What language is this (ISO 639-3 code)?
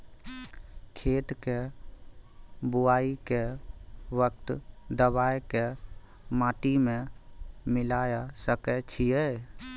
mai